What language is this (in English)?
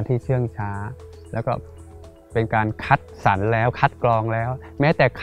Thai